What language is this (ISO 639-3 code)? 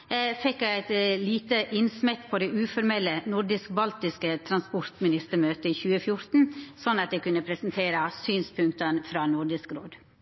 nno